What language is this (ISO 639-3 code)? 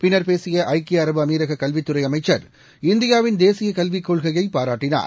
tam